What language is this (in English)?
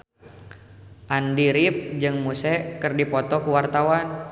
Sundanese